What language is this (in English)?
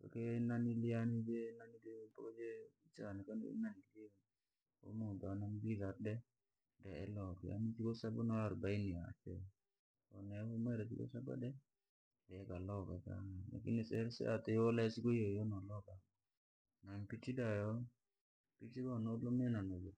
Langi